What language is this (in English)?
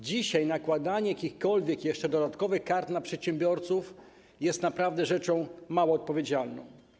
Polish